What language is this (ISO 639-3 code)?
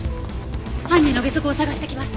jpn